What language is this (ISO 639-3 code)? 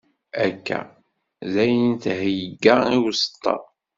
kab